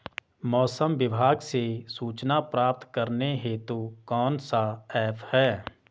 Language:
Hindi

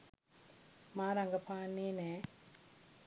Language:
Sinhala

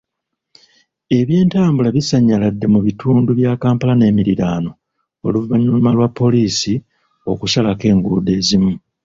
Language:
Ganda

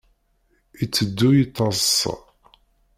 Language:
Kabyle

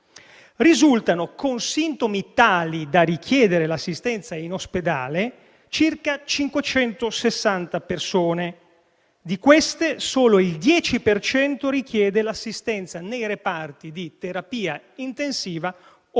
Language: Italian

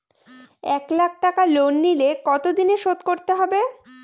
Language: Bangla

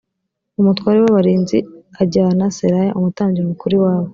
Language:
Kinyarwanda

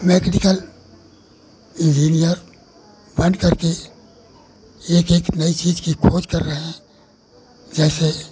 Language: Hindi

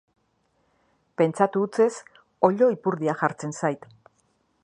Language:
Basque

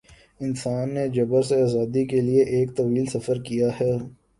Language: Urdu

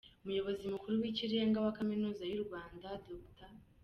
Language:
Kinyarwanda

